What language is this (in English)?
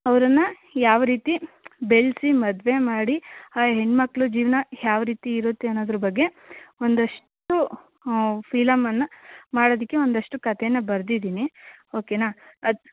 Kannada